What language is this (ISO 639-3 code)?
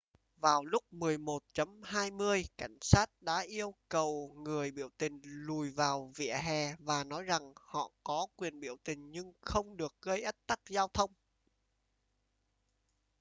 vie